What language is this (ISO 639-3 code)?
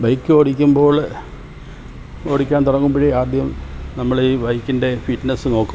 mal